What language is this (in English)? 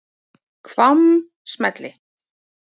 Icelandic